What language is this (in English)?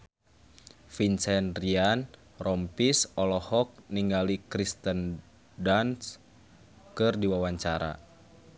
Sundanese